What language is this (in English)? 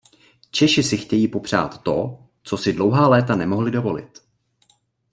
Czech